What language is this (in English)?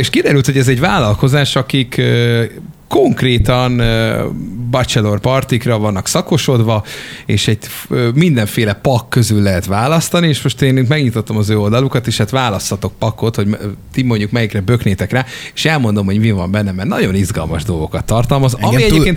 Hungarian